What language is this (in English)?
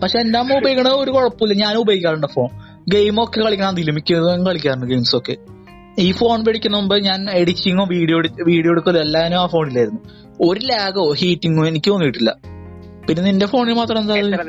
Malayalam